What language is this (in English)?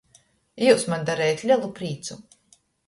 Latgalian